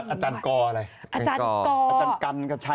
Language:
Thai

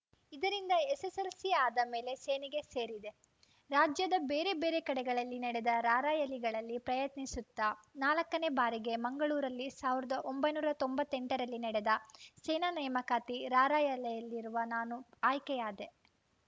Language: Kannada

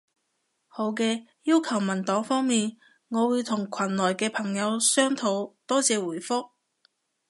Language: Cantonese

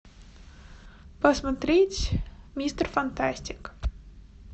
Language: Russian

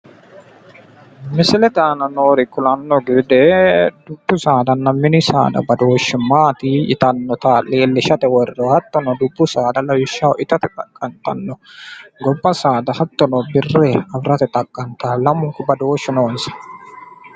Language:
Sidamo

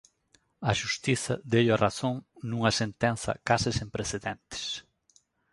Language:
Galician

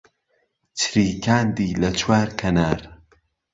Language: Central Kurdish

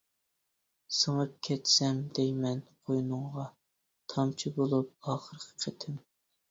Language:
Uyghur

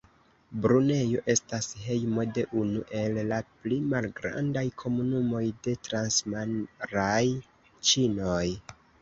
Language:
Esperanto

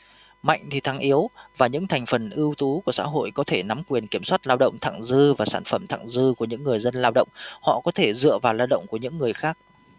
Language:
Vietnamese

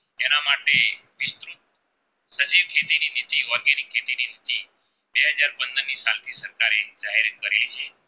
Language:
Gujarati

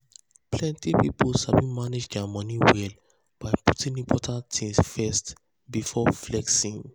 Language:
Nigerian Pidgin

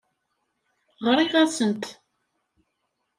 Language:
Kabyle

